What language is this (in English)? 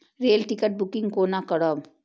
Maithili